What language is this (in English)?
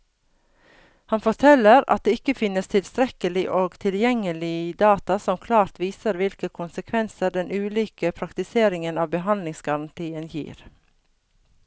Norwegian